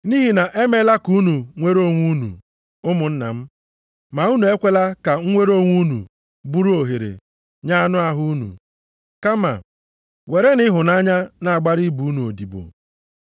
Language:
Igbo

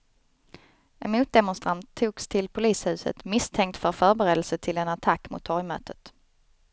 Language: Swedish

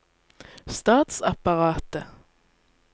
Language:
Norwegian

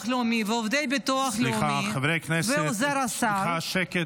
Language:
Hebrew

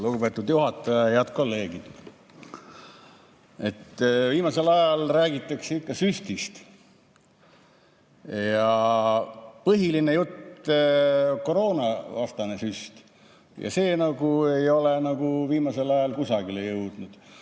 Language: Estonian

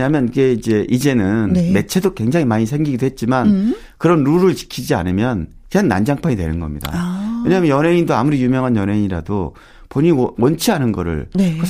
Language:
Korean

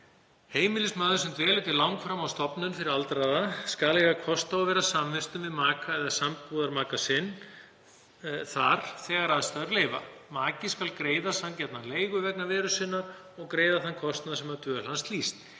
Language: Icelandic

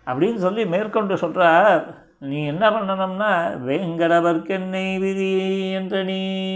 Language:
Tamil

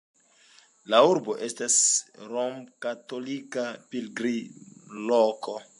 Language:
Esperanto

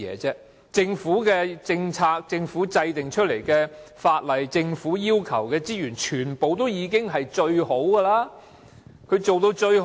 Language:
Cantonese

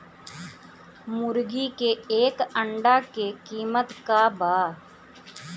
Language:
Bhojpuri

